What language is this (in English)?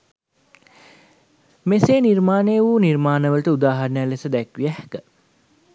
Sinhala